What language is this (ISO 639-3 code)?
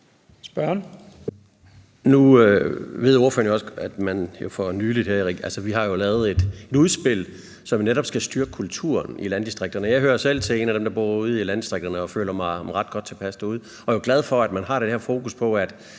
dan